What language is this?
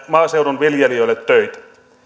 Finnish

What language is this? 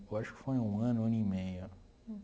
Portuguese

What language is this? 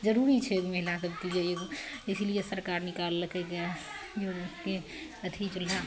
Maithili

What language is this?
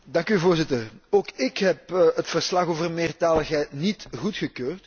Dutch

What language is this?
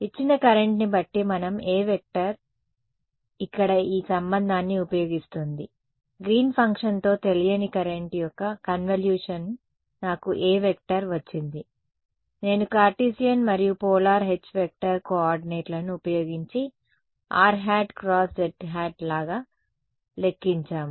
Telugu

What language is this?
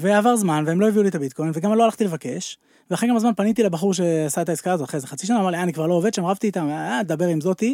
Hebrew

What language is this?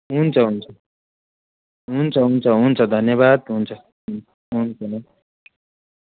Nepali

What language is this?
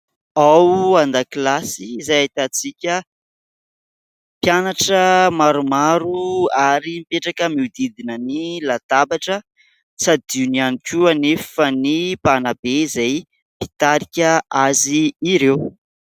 Malagasy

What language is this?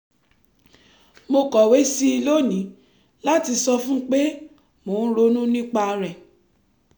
Yoruba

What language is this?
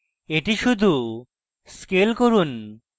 Bangla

